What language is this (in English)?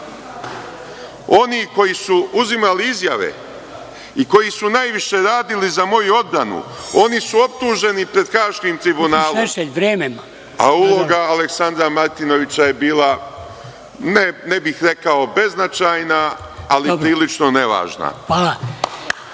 Serbian